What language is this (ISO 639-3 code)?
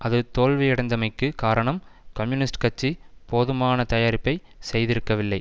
tam